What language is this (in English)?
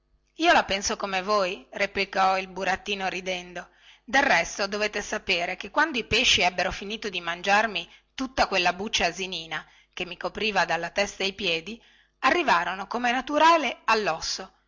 Italian